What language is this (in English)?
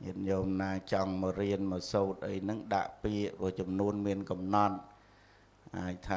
Vietnamese